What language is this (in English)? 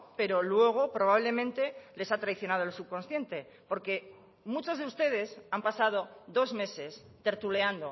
Spanish